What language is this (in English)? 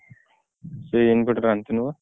Odia